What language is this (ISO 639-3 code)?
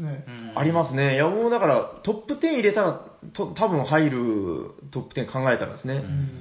jpn